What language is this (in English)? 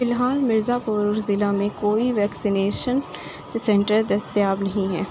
Urdu